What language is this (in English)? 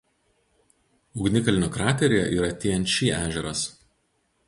Lithuanian